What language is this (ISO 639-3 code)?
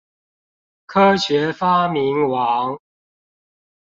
zho